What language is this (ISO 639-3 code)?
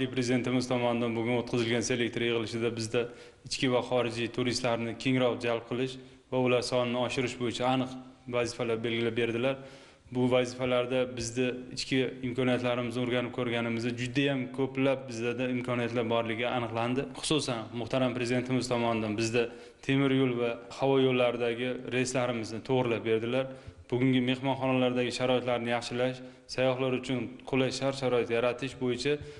tur